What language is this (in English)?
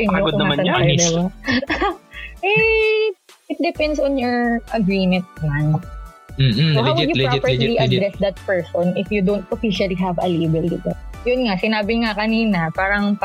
Filipino